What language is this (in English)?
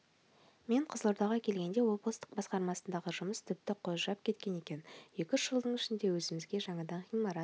Kazakh